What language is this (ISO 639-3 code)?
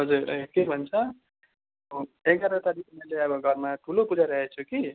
nep